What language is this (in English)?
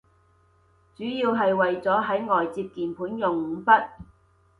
Cantonese